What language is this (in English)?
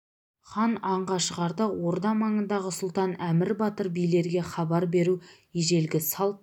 Kazakh